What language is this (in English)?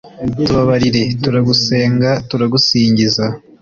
Kinyarwanda